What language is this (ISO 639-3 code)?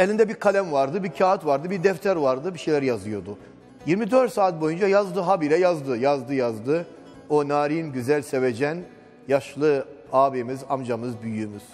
tur